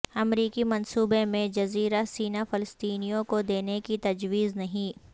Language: Urdu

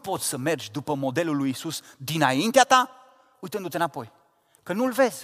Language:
Romanian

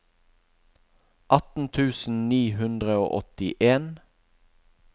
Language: Norwegian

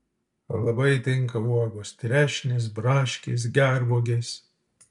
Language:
Lithuanian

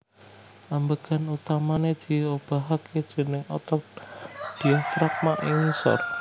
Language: Javanese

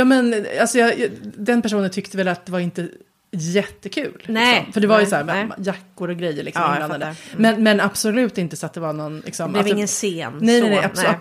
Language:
Swedish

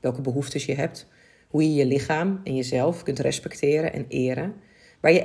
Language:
Dutch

